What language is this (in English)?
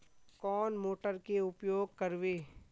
Magahi